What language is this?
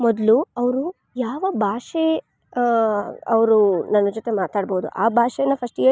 Kannada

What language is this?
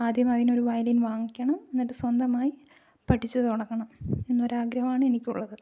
Malayalam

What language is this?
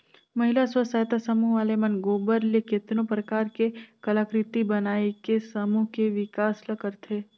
Chhattisgarhi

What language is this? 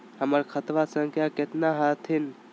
Magahi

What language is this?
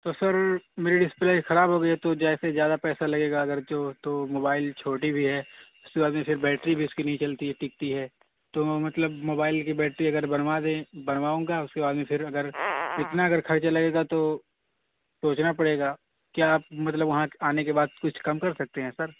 Urdu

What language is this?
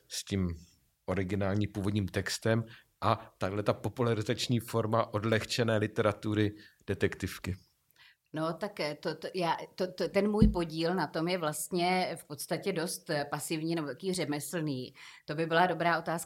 Czech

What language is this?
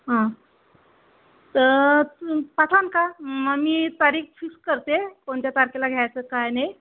Marathi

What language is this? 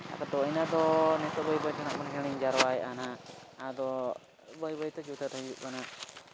Santali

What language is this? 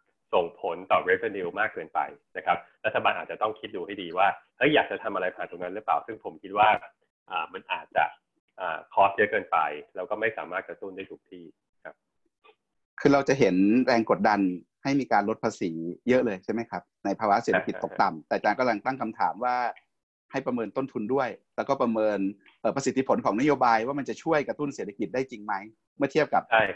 Thai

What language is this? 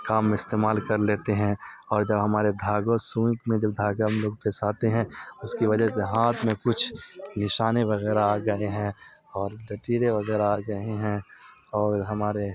Urdu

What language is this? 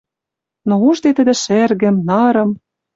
Western Mari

